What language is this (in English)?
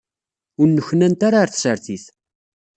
Kabyle